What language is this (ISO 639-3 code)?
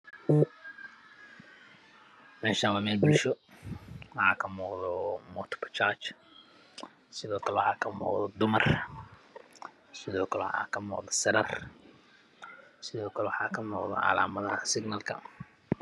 som